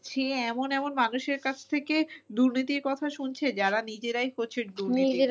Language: Bangla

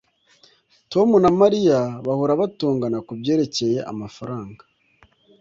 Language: Kinyarwanda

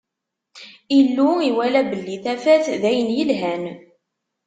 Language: Kabyle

